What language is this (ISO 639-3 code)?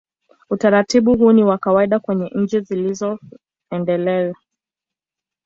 swa